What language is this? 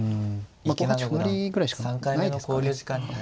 Japanese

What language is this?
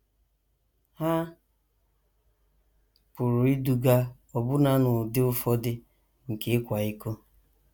Igbo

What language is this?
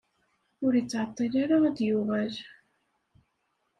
Kabyle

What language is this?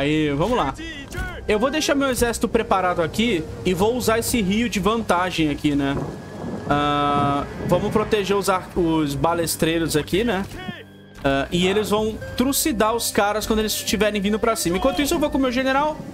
Portuguese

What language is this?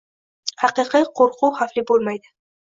Uzbek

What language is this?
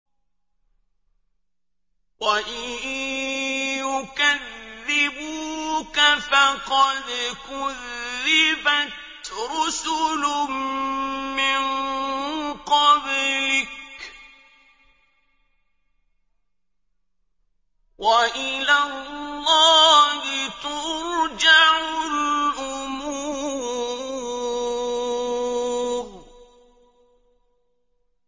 Arabic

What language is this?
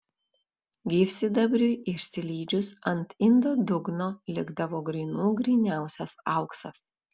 Lithuanian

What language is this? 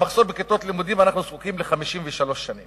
Hebrew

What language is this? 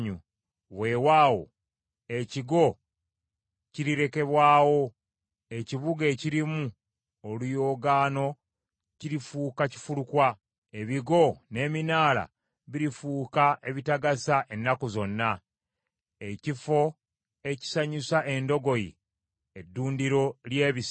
Ganda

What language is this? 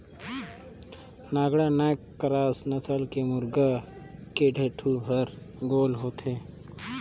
Chhattisgarhi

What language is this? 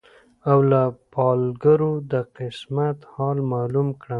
Pashto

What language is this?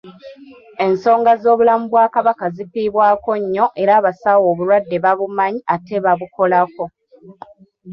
Ganda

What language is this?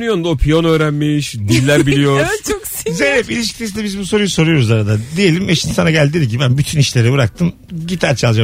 Turkish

